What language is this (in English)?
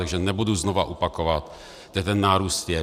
Czech